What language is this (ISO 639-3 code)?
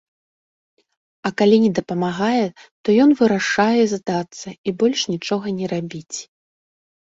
bel